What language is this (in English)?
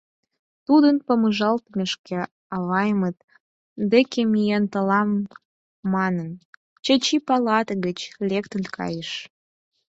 Mari